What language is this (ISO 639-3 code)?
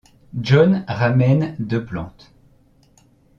fra